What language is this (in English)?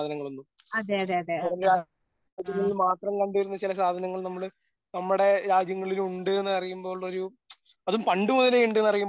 Malayalam